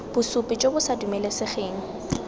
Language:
Tswana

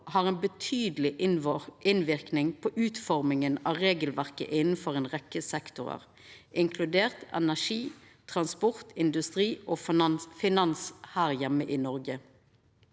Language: Norwegian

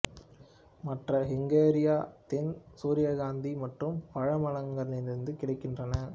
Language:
Tamil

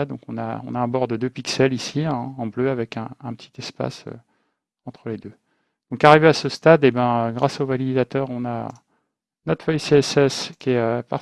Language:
French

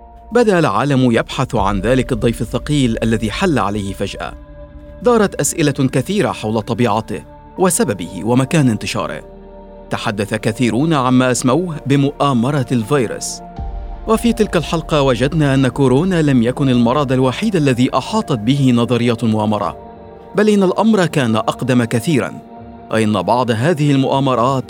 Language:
Arabic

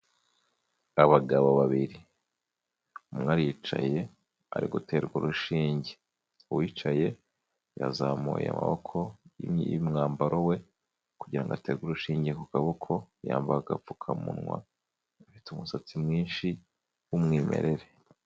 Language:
Kinyarwanda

